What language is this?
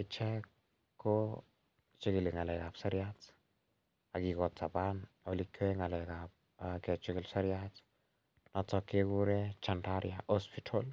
Kalenjin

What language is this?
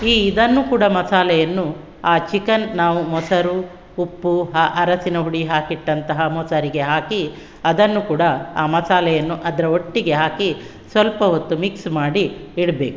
Kannada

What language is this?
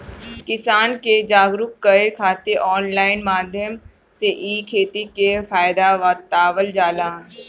Bhojpuri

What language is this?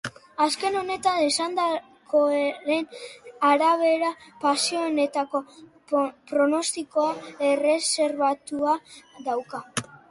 Basque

